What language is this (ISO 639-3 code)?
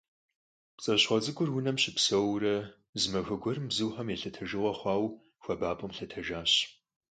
kbd